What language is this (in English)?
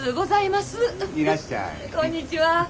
Japanese